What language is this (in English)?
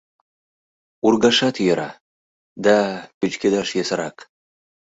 Mari